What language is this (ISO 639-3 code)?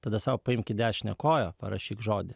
lit